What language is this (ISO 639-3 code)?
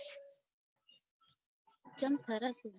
guj